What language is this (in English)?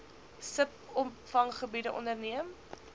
Afrikaans